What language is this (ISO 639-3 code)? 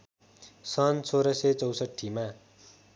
nep